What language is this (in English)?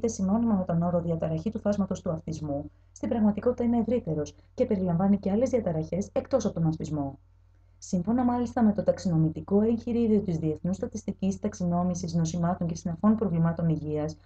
Greek